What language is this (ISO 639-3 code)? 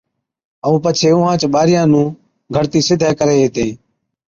odk